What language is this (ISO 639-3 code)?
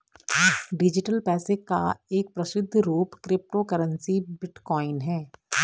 hin